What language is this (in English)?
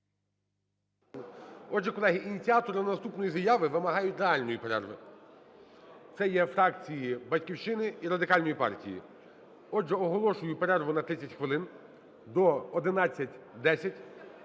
Ukrainian